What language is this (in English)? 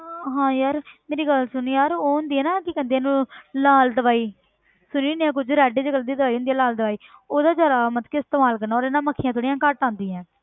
Punjabi